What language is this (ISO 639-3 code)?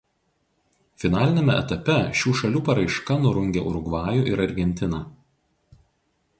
lit